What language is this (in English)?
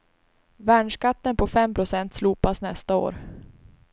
Swedish